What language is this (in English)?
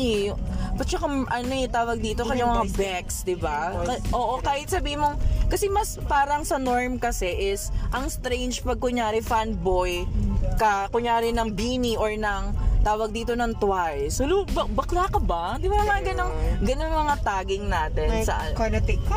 Filipino